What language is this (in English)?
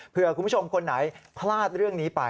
Thai